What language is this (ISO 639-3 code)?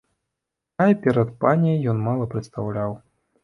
bel